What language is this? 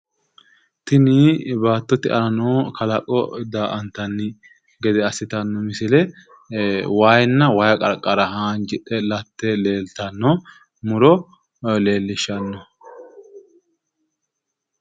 Sidamo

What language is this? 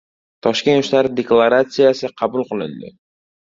Uzbek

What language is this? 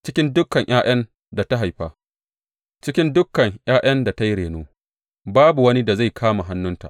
Hausa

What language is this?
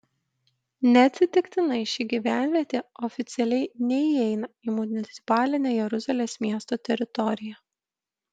Lithuanian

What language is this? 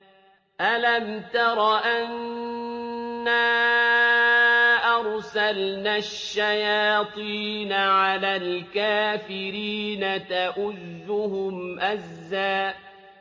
Arabic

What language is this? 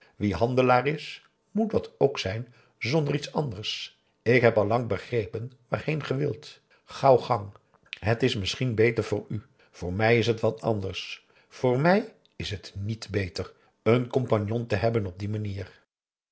Dutch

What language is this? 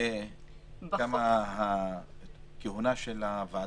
Hebrew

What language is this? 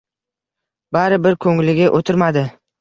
Uzbek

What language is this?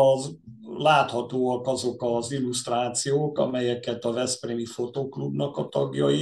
Hungarian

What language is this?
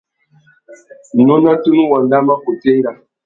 Tuki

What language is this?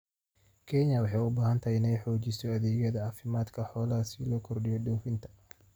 Somali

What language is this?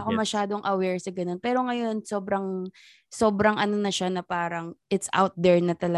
Filipino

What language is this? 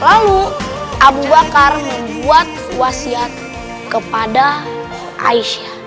Indonesian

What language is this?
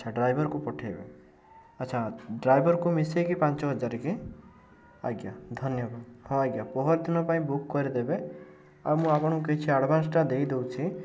Odia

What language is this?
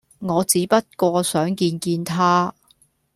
Cantonese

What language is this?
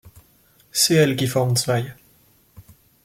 French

